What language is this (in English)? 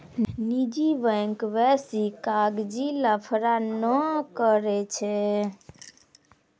Maithili